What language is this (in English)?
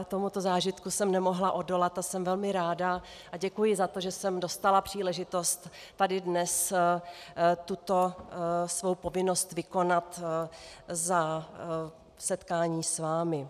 Czech